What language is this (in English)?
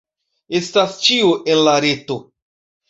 Esperanto